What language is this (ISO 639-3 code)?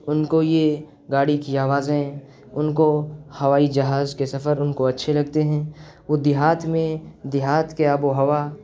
urd